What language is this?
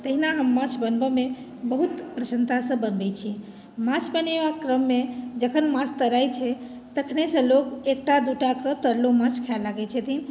Maithili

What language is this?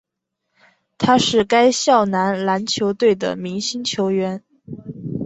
Chinese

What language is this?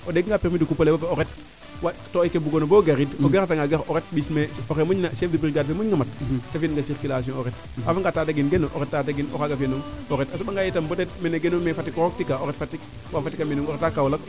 Serer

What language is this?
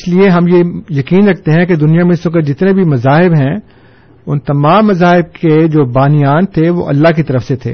Urdu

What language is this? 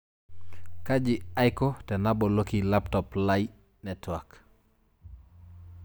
Masai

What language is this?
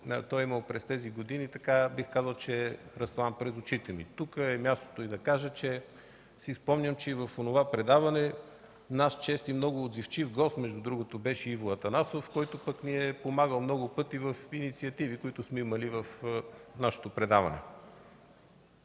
Bulgarian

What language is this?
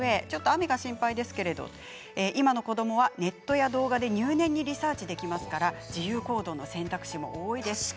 Japanese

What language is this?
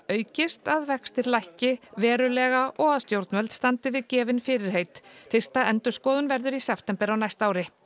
Icelandic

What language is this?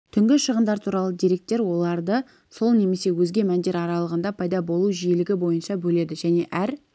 Kazakh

